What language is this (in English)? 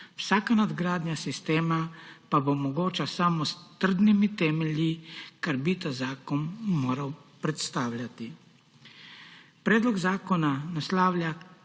Slovenian